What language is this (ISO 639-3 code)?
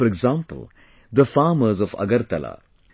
eng